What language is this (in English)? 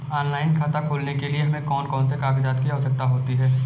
Hindi